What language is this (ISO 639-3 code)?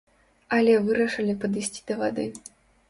bel